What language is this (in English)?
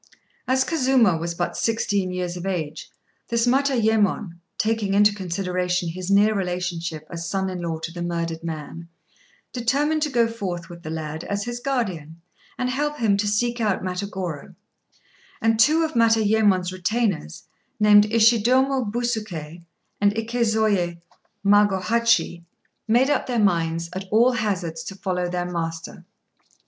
English